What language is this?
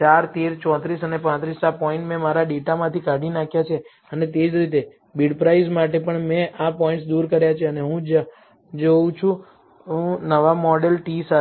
Gujarati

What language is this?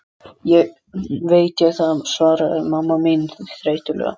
Icelandic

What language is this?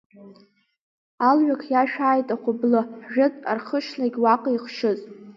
Abkhazian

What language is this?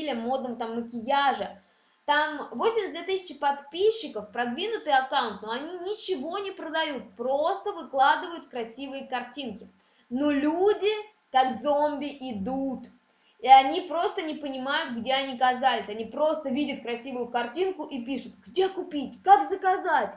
Russian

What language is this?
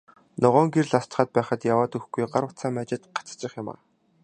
Mongolian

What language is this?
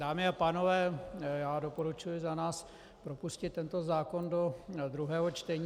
Czech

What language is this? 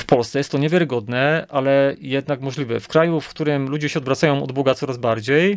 Polish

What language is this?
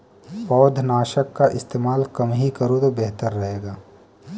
Hindi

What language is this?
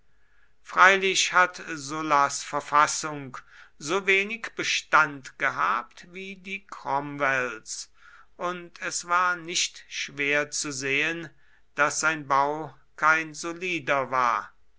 German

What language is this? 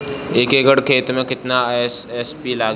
Bhojpuri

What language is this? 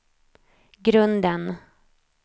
Swedish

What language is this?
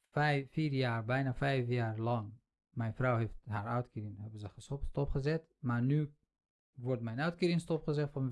Dutch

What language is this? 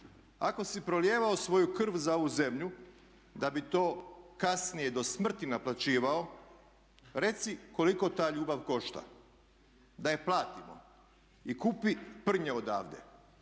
Croatian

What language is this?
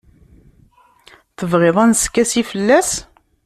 Kabyle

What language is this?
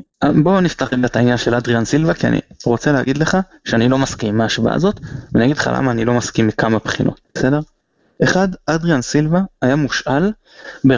Hebrew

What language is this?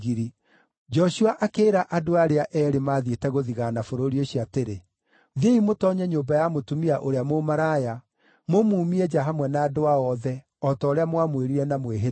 Kikuyu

